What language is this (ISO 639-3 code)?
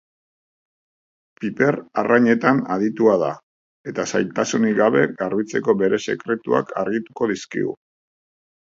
eus